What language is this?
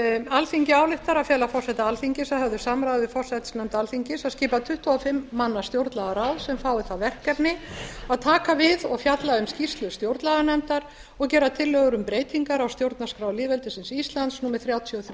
Icelandic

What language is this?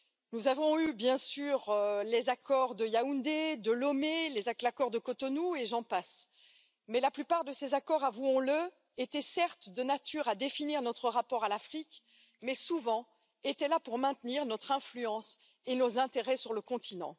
French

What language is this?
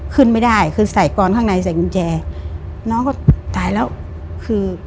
Thai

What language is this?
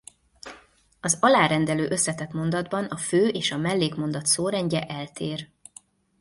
Hungarian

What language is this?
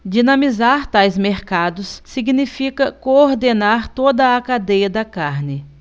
Portuguese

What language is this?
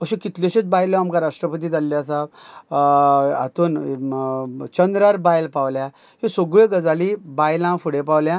Konkani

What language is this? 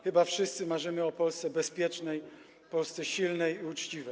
Polish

